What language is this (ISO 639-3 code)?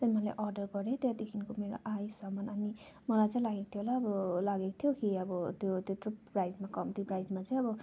nep